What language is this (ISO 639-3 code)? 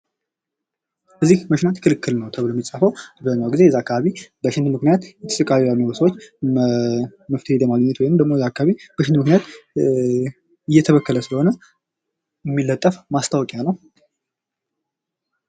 amh